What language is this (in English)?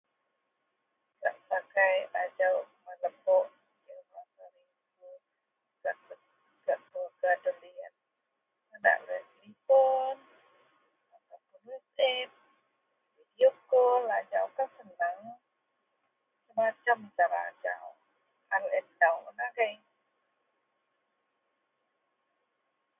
Central Melanau